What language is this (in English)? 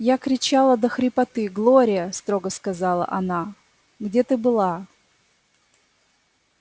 Russian